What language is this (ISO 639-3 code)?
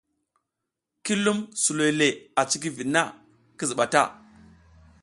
giz